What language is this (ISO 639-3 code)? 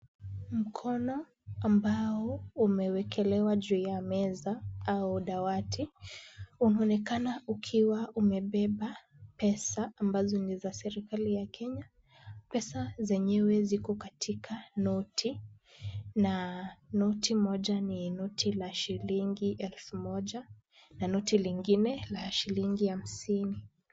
swa